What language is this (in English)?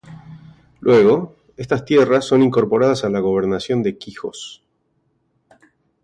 Spanish